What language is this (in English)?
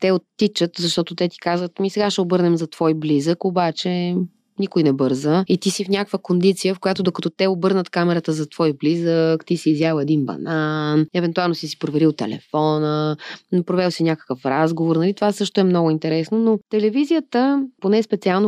Bulgarian